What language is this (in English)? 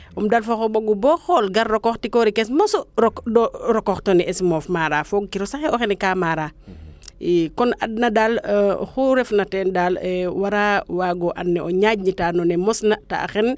Serer